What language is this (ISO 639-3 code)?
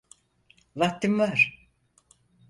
tur